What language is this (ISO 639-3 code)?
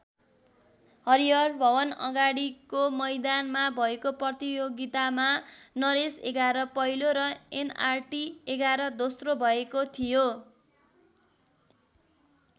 nep